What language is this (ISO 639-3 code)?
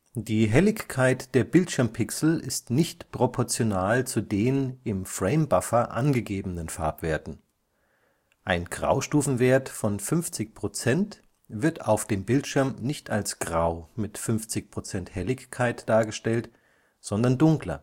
deu